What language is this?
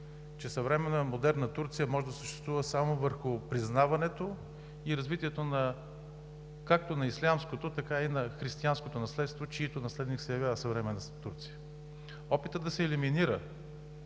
Bulgarian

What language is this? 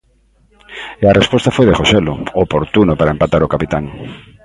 Galician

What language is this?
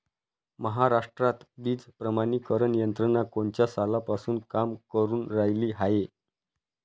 Marathi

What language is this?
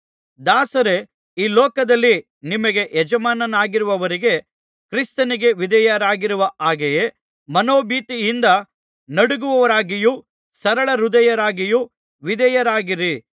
Kannada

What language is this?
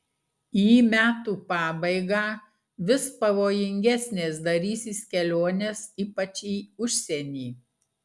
Lithuanian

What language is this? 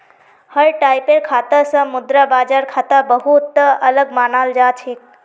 Magahi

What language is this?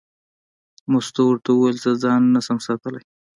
Pashto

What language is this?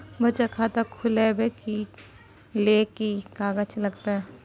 Maithili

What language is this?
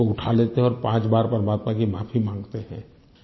Hindi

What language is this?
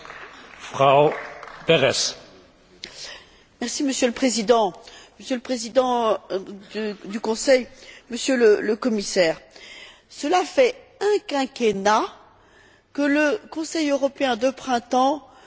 French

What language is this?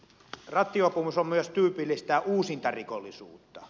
Finnish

